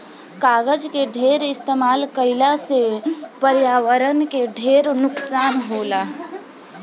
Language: Bhojpuri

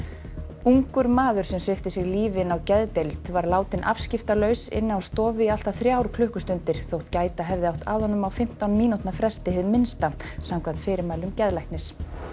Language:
Icelandic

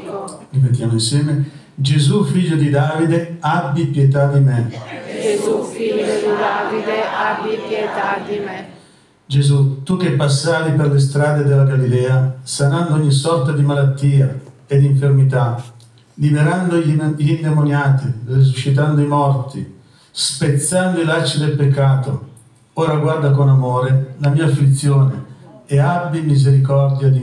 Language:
Italian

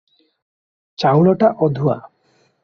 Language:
Odia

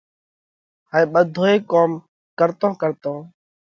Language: Parkari Koli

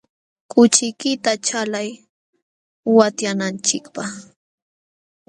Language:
Jauja Wanca Quechua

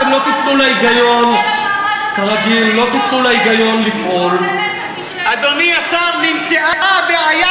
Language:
Hebrew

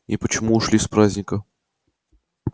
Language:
Russian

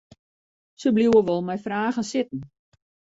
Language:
Western Frisian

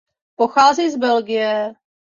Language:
Czech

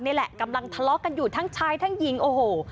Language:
Thai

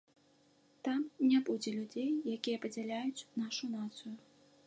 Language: Belarusian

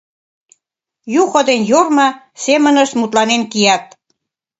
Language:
Mari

